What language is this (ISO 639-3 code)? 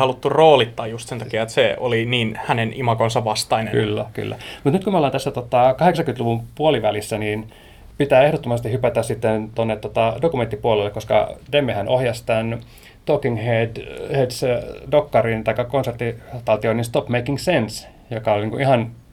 fin